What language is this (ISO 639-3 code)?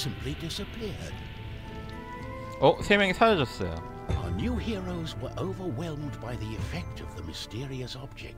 kor